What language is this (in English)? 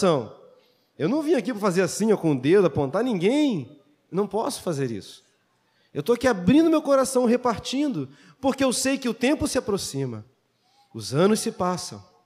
Portuguese